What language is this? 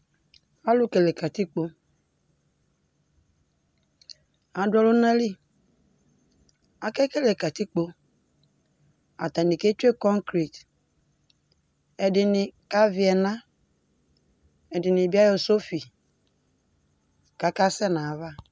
Ikposo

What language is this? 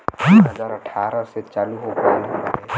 Bhojpuri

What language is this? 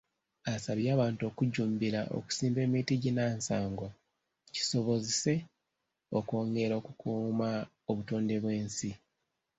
Ganda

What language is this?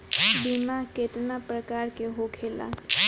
Bhojpuri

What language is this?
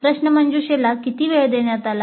Marathi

